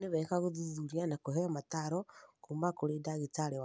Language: Kikuyu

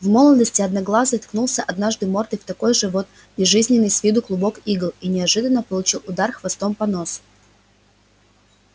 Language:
Russian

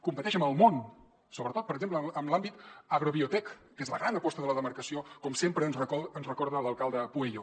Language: Catalan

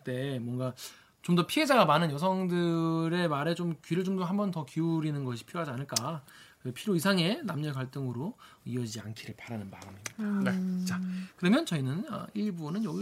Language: Korean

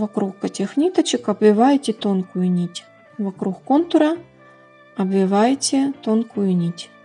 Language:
Russian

